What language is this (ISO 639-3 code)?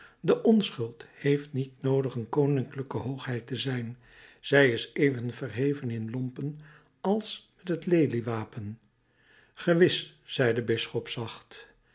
nld